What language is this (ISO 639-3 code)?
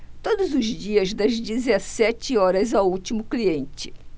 por